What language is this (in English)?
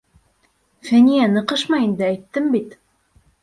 Bashkir